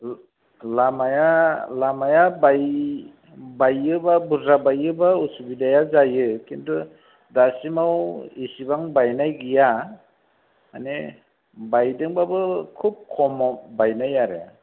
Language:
Bodo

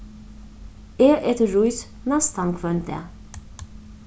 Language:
Faroese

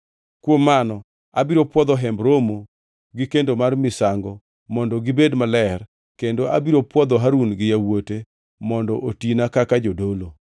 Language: Luo (Kenya and Tanzania)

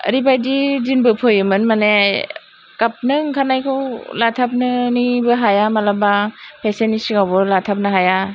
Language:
Bodo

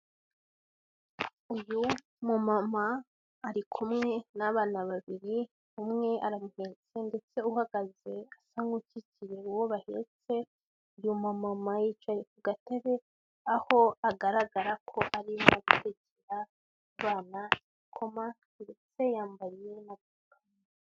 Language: Kinyarwanda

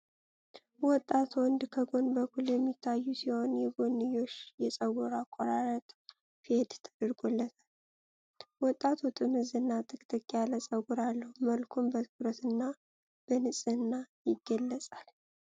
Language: Amharic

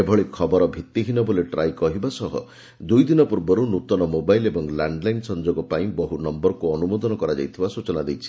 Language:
Odia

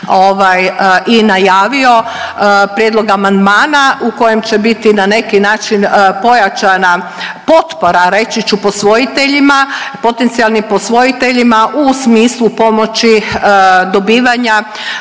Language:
Croatian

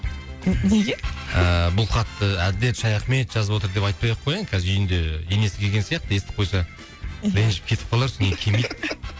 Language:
Kazakh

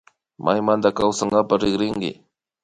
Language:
Imbabura Highland Quichua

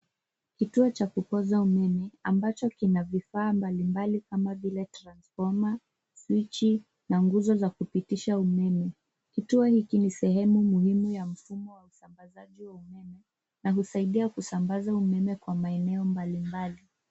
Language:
Swahili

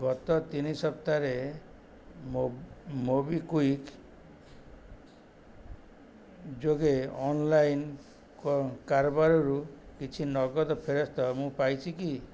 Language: Odia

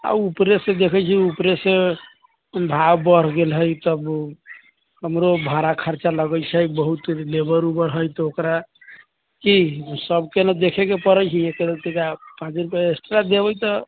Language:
Maithili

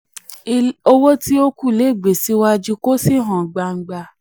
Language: Yoruba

